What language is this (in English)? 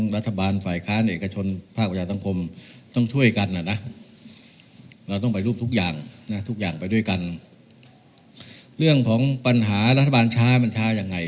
Thai